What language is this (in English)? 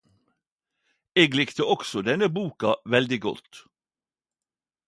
Norwegian Nynorsk